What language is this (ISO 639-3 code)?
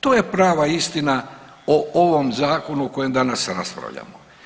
hrv